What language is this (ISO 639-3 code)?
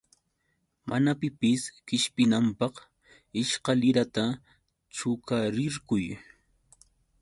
qux